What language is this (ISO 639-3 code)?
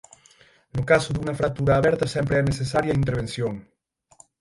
glg